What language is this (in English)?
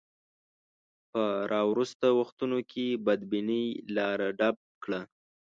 Pashto